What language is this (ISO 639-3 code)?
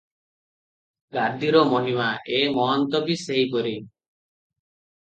ori